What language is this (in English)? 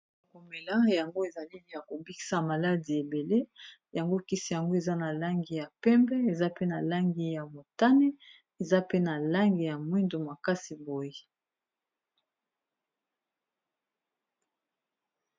Lingala